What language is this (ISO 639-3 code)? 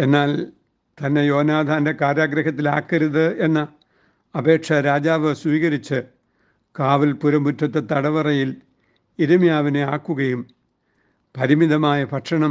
mal